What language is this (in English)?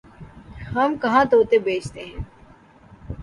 Urdu